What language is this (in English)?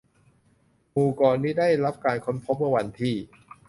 Thai